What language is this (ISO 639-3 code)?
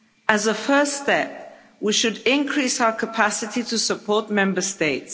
eng